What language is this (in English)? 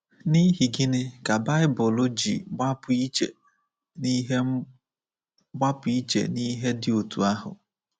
Igbo